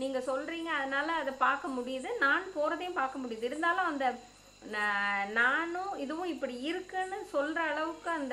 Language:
Arabic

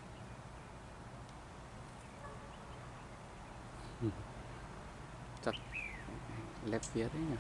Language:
Vietnamese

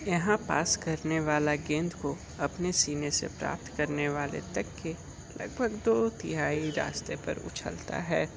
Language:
Hindi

